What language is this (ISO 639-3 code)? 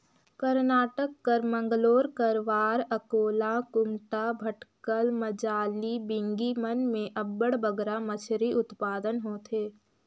hne